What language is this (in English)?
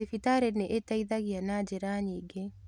Kikuyu